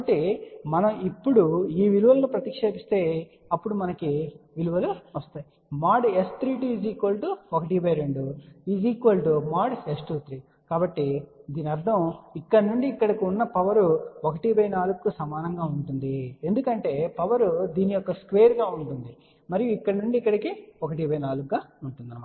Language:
Telugu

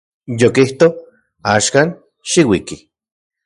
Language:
Central Puebla Nahuatl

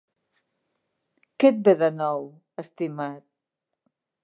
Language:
Catalan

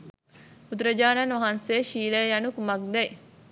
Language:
Sinhala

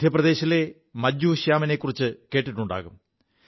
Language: Malayalam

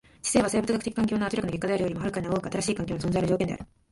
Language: Japanese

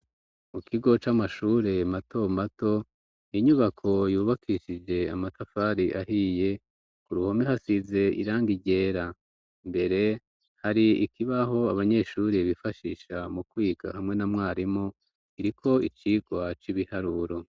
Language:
Rundi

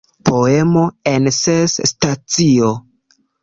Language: Esperanto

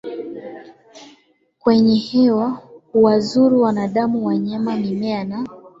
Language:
Swahili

